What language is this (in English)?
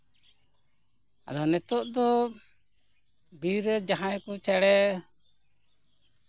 Santali